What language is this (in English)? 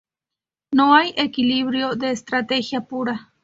Spanish